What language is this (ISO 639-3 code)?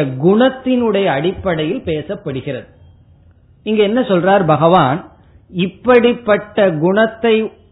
tam